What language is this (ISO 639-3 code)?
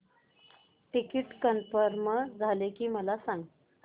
mar